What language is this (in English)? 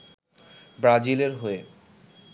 Bangla